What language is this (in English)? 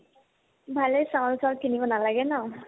Assamese